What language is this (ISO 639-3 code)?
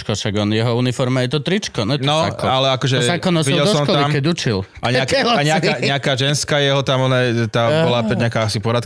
slk